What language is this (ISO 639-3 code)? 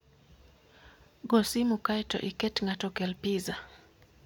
luo